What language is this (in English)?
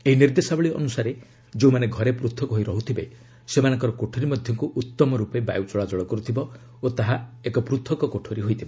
Odia